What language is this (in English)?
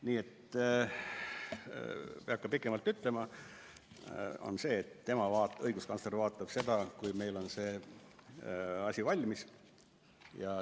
Estonian